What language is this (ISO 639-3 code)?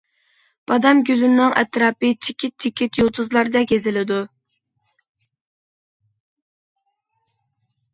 uig